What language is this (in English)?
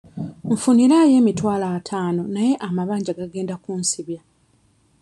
Ganda